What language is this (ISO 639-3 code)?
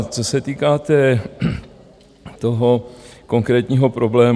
ces